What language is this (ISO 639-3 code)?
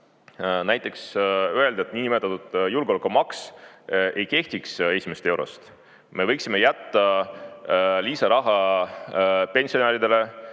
est